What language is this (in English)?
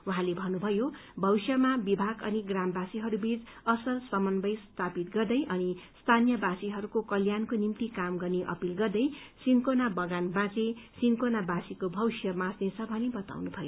Nepali